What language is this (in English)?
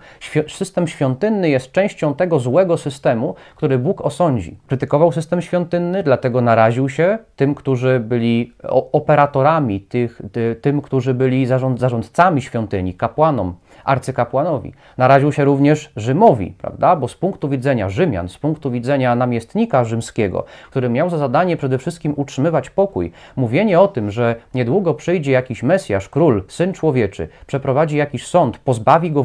Polish